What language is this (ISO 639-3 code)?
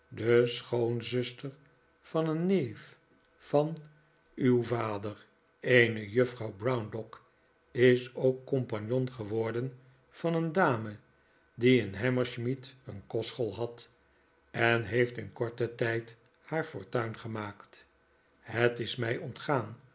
nld